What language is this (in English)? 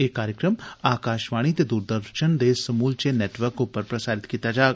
Dogri